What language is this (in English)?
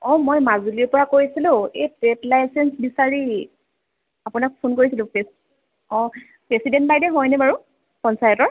Assamese